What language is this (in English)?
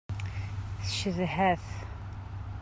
Kabyle